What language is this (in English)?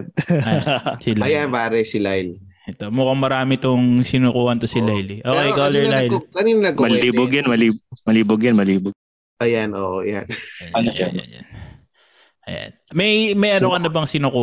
Filipino